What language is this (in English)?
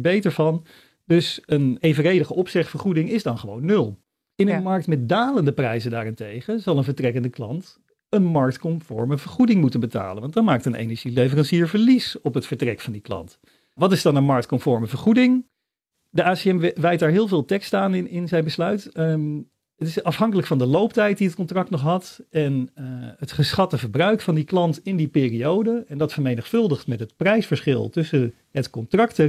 Dutch